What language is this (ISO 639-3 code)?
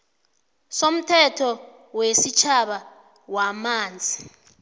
nbl